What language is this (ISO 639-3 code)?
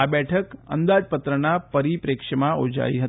guj